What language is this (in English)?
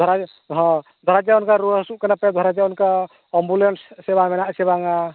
Santali